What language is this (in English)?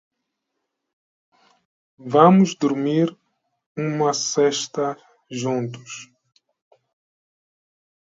Portuguese